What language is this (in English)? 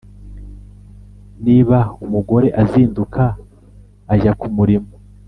Kinyarwanda